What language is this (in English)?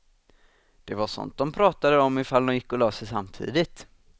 Swedish